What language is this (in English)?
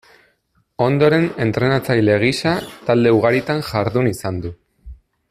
Basque